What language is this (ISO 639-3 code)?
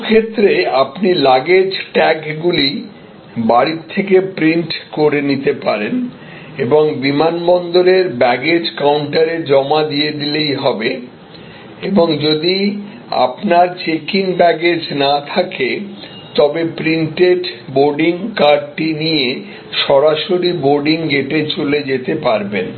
ben